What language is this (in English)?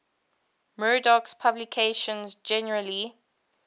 English